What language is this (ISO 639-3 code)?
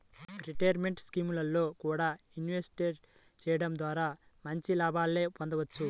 tel